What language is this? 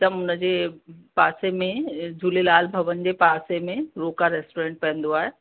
Sindhi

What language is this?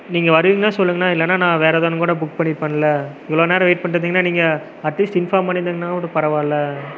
Tamil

